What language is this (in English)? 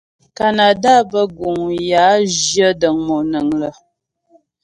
Ghomala